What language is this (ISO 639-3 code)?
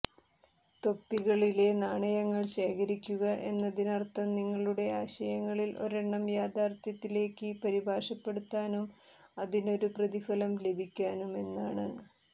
mal